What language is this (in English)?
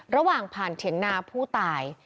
Thai